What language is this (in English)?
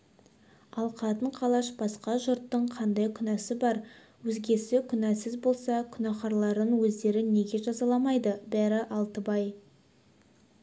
Kazakh